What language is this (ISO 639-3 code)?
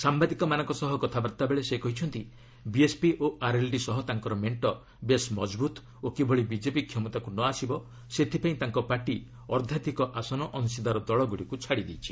ori